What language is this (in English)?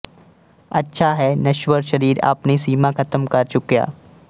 Punjabi